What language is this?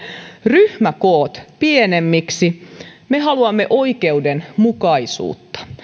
Finnish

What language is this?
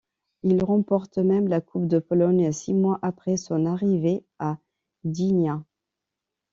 French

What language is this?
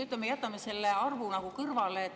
Estonian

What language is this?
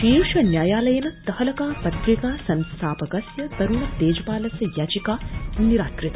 Sanskrit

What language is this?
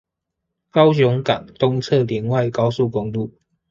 Chinese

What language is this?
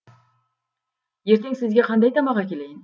Kazakh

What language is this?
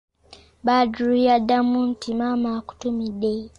Ganda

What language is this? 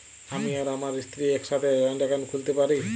Bangla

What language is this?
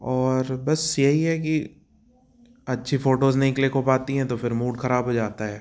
Hindi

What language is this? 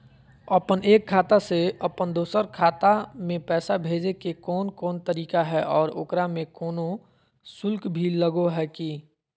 Magahi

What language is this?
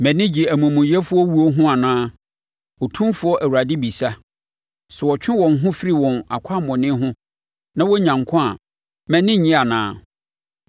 Akan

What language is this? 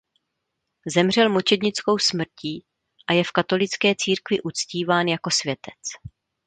Czech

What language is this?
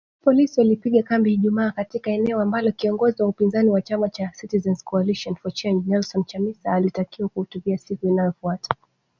Swahili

